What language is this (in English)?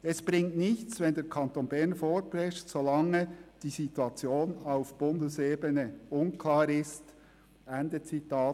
Swiss German